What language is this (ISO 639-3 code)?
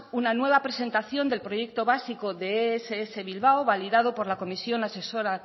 spa